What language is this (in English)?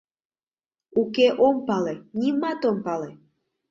Mari